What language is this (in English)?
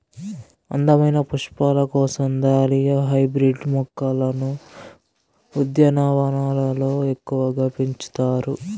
Telugu